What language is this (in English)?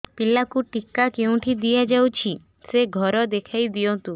Odia